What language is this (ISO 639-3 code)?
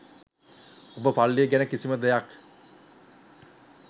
sin